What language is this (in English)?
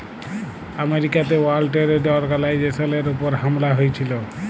Bangla